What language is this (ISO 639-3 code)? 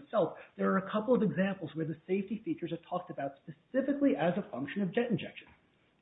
eng